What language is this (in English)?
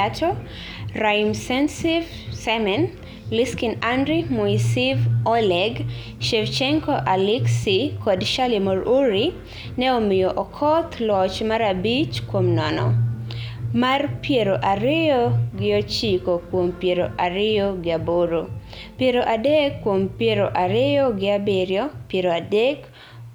Luo (Kenya and Tanzania)